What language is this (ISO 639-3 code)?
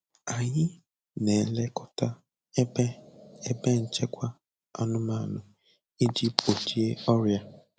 ibo